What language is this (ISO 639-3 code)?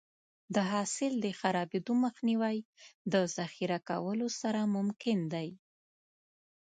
pus